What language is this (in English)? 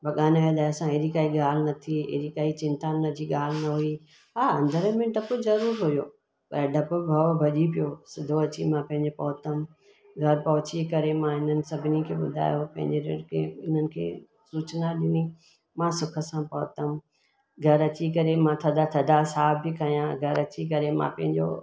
Sindhi